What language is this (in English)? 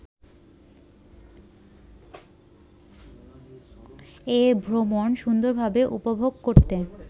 Bangla